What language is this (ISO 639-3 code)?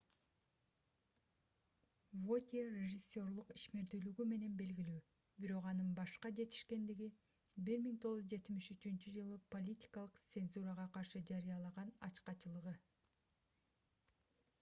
kir